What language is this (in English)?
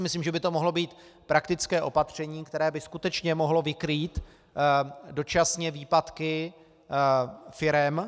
Czech